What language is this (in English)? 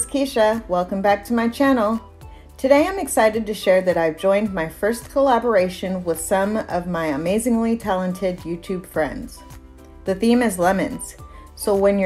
English